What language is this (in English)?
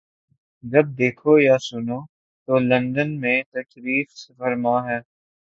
Urdu